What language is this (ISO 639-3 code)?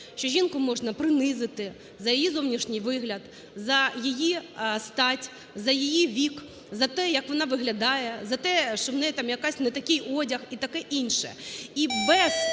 ukr